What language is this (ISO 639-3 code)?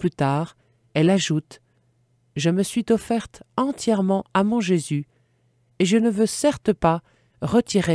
fra